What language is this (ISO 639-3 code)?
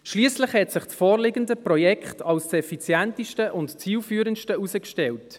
gsw